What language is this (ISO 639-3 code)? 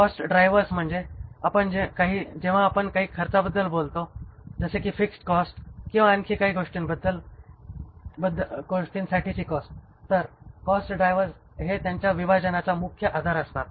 mar